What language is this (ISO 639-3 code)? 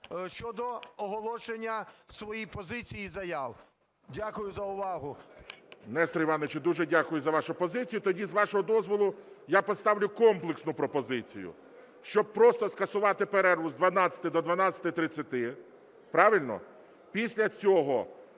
ukr